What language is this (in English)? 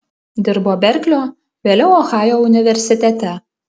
Lithuanian